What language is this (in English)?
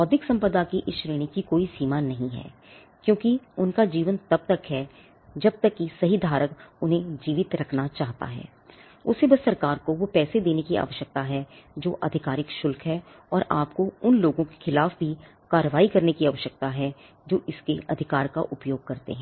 Hindi